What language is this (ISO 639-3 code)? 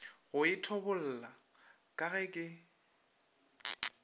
nso